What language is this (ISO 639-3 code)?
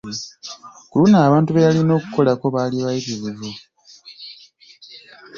lug